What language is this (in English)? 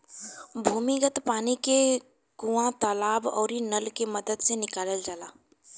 Bhojpuri